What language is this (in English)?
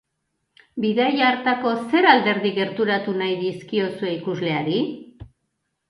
Basque